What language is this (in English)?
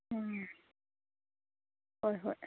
Manipuri